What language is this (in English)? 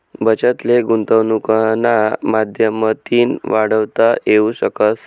Marathi